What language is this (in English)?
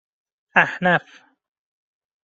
Persian